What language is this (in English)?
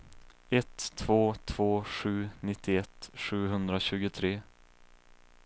Swedish